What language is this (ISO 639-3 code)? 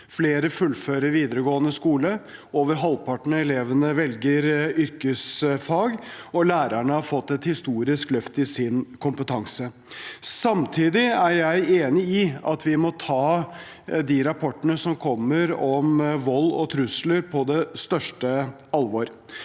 nor